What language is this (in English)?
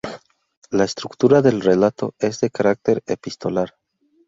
Spanish